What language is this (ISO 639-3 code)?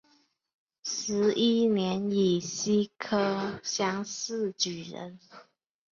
zho